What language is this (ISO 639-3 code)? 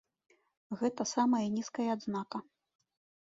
bel